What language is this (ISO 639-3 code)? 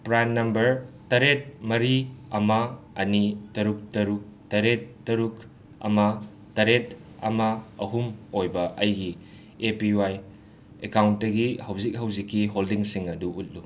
mni